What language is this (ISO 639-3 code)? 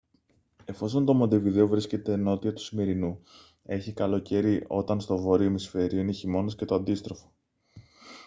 ell